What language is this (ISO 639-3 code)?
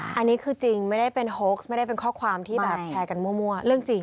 tha